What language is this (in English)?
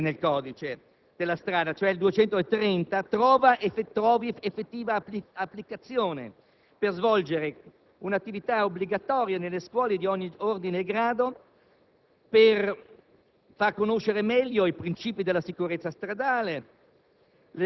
Italian